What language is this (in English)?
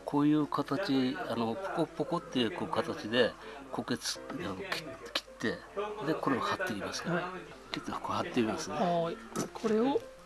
Japanese